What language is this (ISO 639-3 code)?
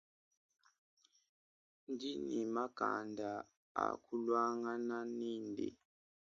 lua